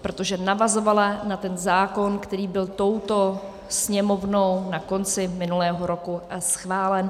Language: Czech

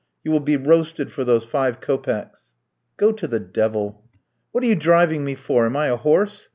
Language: English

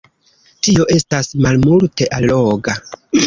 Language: Esperanto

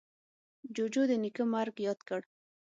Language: Pashto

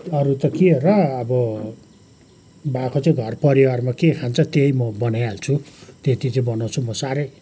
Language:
Nepali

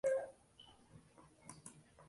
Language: Uzbek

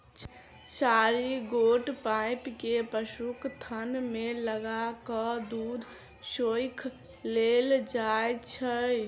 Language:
Maithili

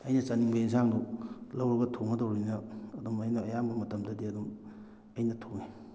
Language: Manipuri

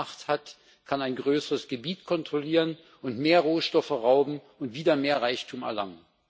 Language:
German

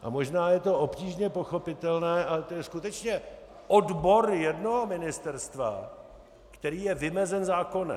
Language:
Czech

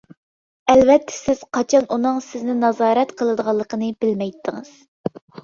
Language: Uyghur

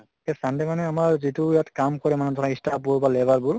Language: Assamese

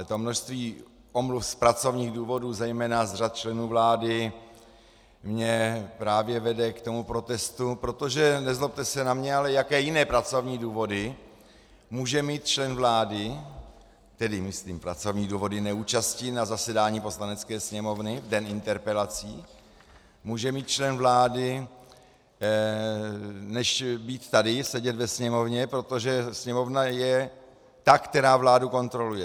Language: Czech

